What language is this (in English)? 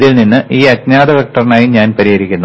Malayalam